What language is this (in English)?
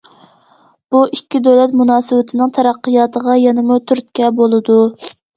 Uyghur